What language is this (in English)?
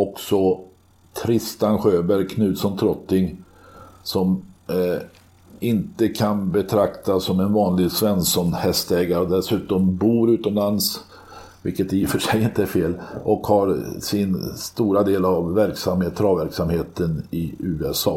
Swedish